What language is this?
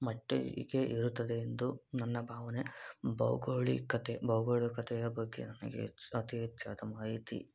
Kannada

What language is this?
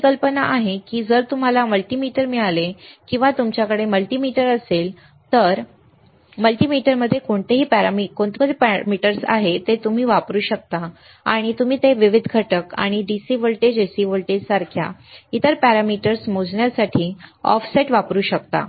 Marathi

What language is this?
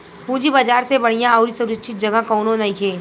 Bhojpuri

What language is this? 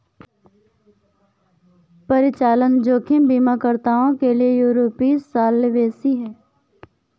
Hindi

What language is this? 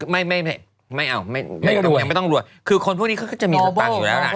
Thai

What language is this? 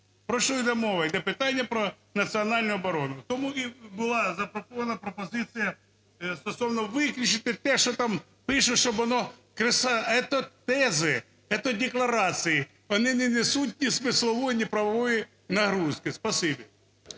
Ukrainian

